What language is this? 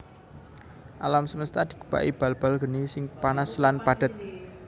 Javanese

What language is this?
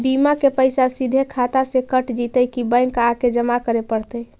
Magahi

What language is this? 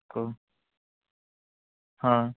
Odia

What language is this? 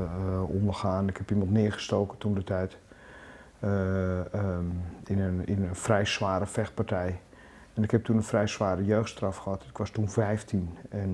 Dutch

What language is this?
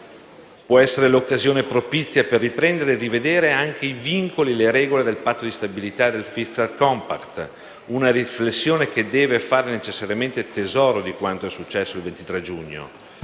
Italian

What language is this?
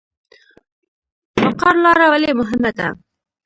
Pashto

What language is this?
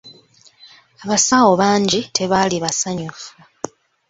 Ganda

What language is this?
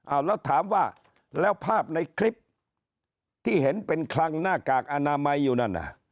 Thai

